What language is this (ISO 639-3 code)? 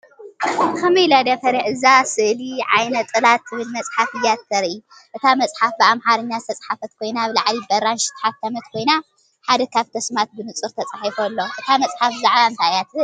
tir